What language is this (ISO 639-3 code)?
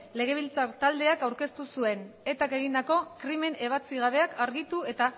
eus